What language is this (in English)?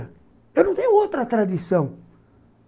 Portuguese